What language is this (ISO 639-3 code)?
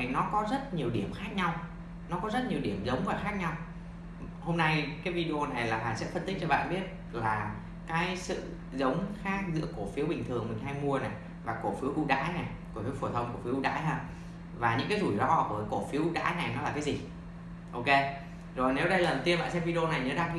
vie